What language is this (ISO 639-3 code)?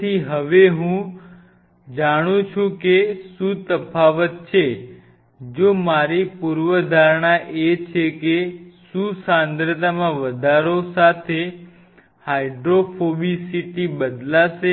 guj